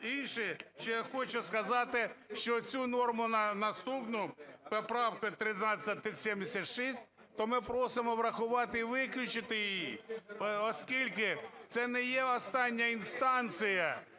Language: Ukrainian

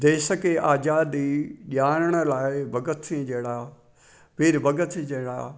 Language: Sindhi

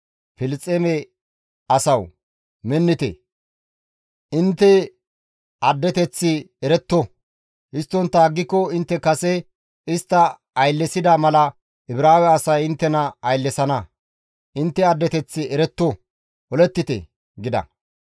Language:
Gamo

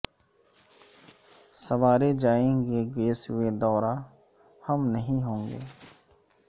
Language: Urdu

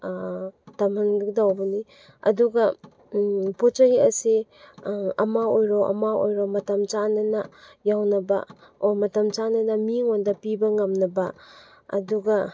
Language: Manipuri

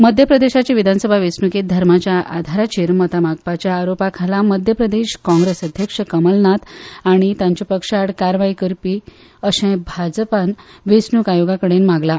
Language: Konkani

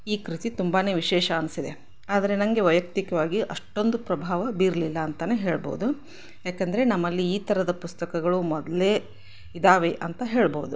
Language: Kannada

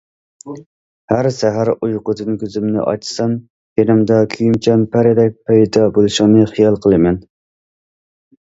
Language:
Uyghur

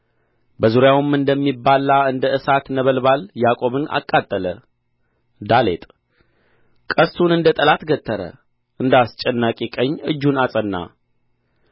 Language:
Amharic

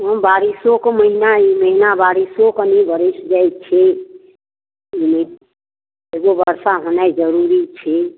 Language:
Maithili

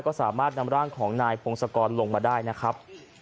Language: Thai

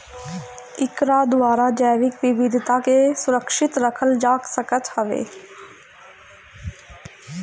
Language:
Bhojpuri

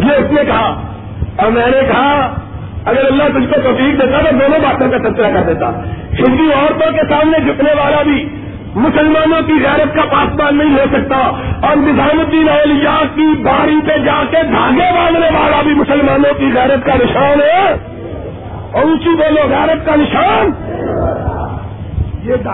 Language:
Urdu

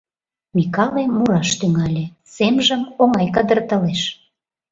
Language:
Mari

